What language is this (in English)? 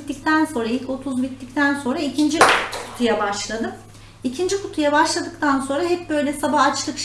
Turkish